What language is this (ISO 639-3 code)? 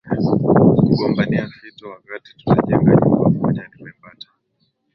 swa